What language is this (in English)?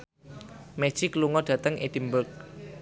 Javanese